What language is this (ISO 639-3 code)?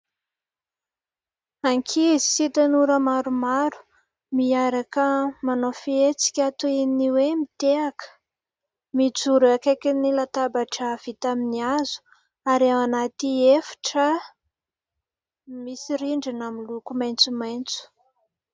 mlg